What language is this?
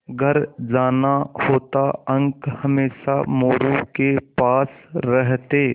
Hindi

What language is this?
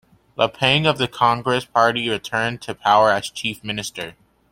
English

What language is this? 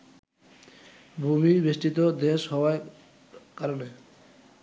Bangla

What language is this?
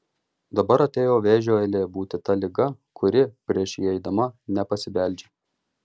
Lithuanian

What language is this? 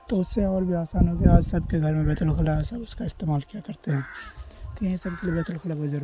Urdu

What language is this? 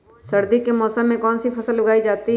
Magahi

